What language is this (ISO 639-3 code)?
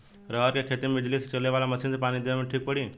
bho